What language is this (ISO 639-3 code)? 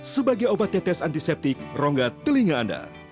ind